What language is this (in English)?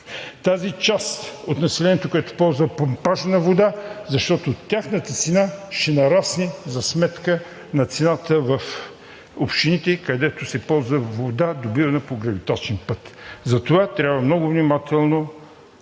Bulgarian